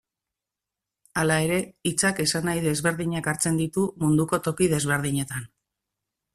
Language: Basque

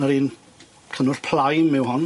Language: Welsh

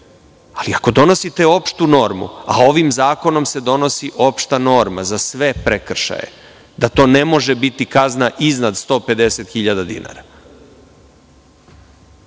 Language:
Serbian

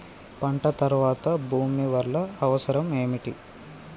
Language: Telugu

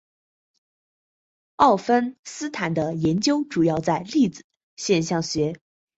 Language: Chinese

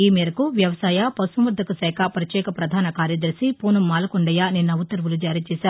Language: Telugu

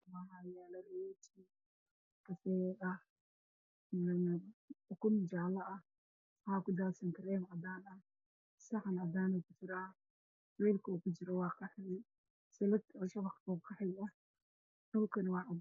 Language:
Somali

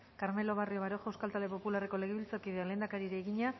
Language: Basque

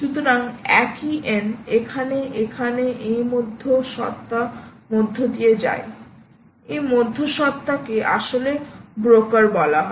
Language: Bangla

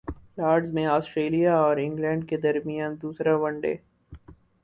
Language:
Urdu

